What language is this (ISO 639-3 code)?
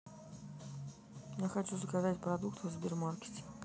rus